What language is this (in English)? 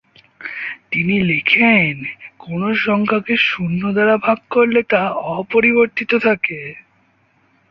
Bangla